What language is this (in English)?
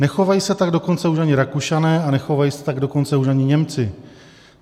Czech